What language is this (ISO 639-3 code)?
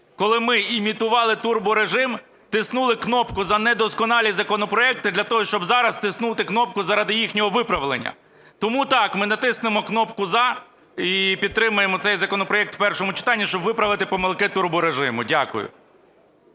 ukr